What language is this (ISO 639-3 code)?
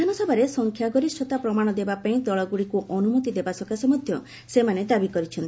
ori